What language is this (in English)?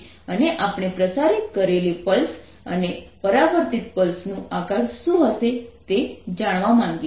Gujarati